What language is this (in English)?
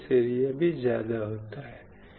Hindi